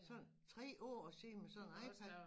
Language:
Danish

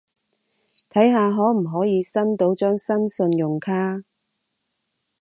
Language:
Cantonese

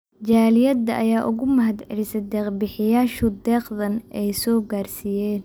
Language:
Somali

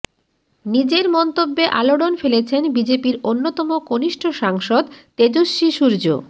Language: Bangla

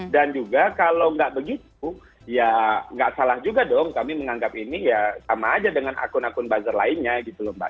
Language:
Indonesian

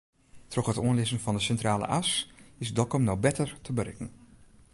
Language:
Western Frisian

